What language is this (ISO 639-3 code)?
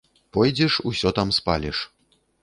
bel